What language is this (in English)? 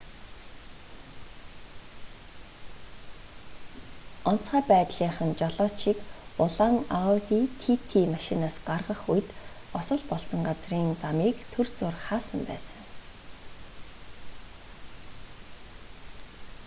Mongolian